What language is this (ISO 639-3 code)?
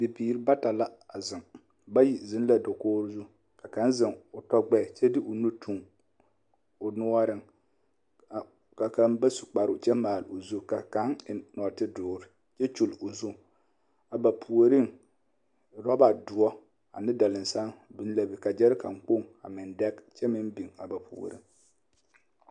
dga